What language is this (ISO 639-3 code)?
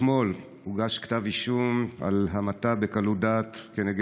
heb